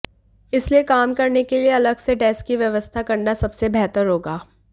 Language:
Hindi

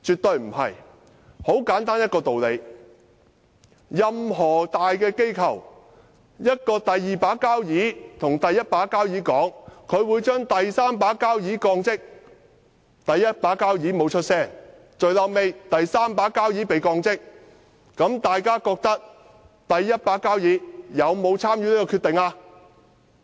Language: Cantonese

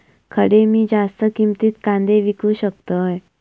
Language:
Marathi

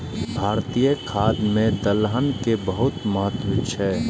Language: Maithili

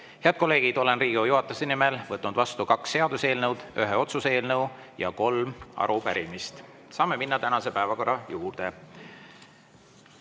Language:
Estonian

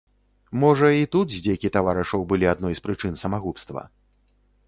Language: Belarusian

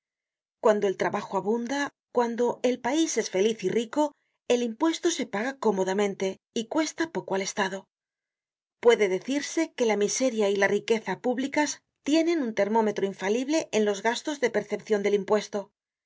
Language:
Spanish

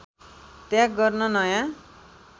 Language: Nepali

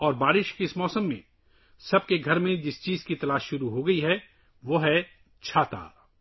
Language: Urdu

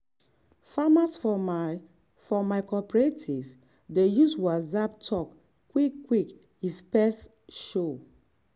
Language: Nigerian Pidgin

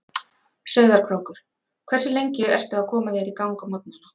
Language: Icelandic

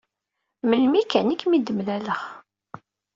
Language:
Kabyle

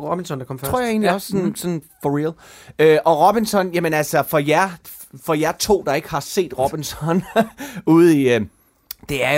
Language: Danish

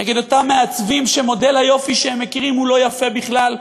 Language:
Hebrew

